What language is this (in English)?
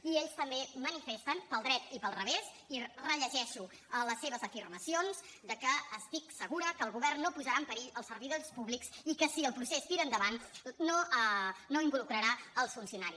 Catalan